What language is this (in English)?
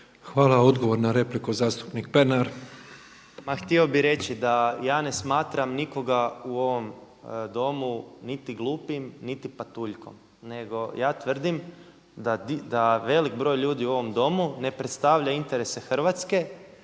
Croatian